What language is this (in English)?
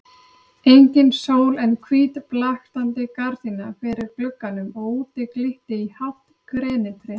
Icelandic